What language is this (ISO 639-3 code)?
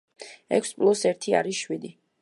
kat